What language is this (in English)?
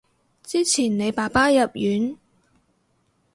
Cantonese